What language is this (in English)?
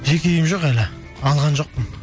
Kazakh